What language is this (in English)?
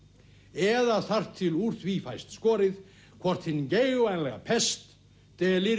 Icelandic